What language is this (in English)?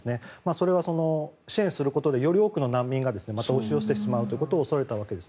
Japanese